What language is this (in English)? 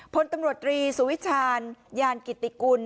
Thai